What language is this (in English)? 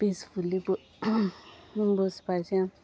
Konkani